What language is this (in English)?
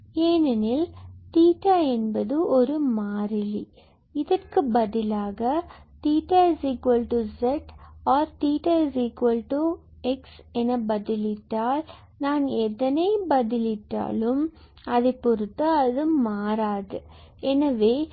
Tamil